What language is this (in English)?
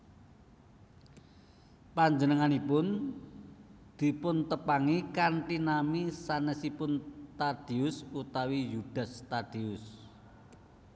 Javanese